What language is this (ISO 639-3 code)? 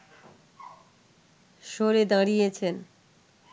ben